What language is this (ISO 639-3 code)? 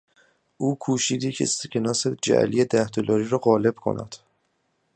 fas